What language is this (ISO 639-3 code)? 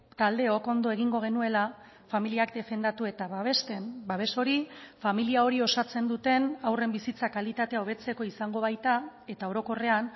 eus